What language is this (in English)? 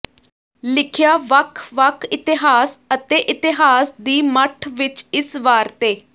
Punjabi